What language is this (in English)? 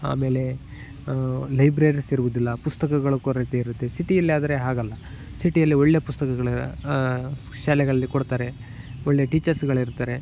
Kannada